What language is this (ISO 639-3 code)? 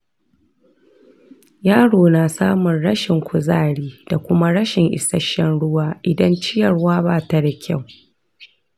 hau